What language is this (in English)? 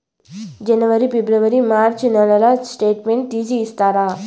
Telugu